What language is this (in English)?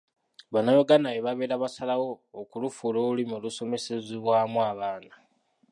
Ganda